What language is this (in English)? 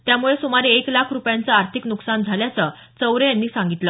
Marathi